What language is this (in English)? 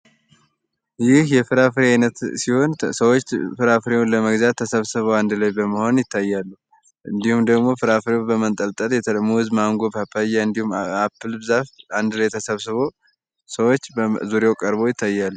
Amharic